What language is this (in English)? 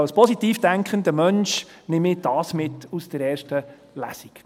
Swiss German